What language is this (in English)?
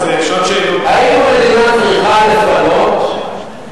Hebrew